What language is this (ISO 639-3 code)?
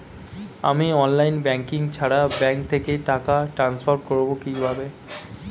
ben